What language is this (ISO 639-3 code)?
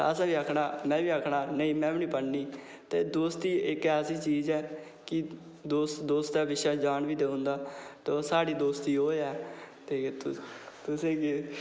doi